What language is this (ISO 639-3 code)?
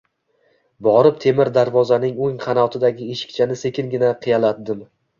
uzb